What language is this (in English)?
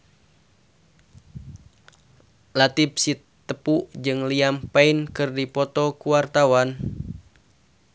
Sundanese